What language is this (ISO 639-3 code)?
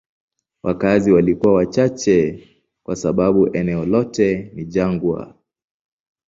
swa